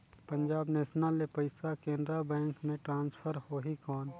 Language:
Chhattisgarhi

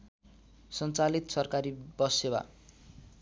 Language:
Nepali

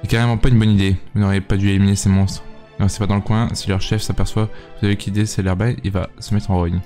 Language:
French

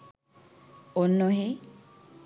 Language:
Sinhala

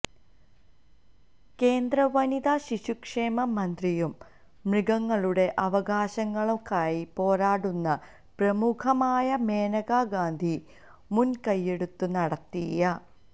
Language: Malayalam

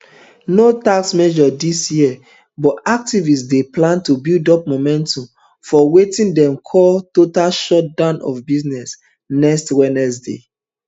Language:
Nigerian Pidgin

